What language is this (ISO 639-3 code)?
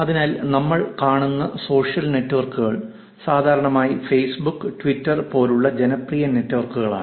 mal